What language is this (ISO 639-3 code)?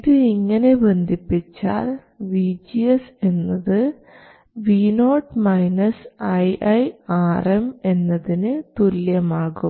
mal